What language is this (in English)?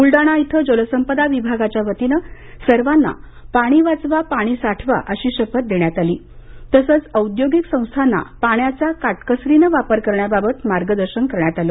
Marathi